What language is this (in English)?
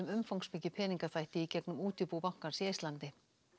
Icelandic